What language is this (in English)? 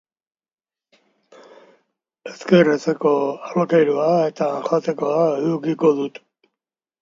Basque